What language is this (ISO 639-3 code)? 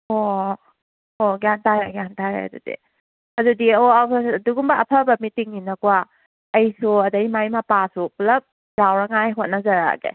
mni